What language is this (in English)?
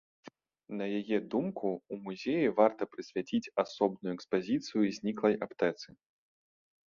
Belarusian